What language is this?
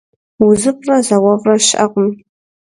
Kabardian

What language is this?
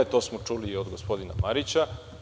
Serbian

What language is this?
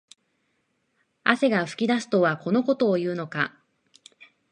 Japanese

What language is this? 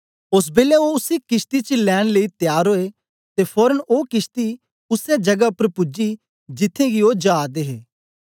Dogri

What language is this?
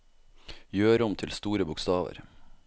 Norwegian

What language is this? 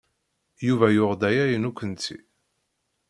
Kabyle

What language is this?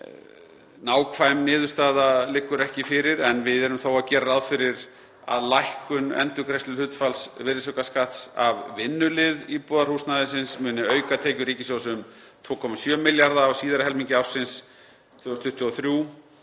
Icelandic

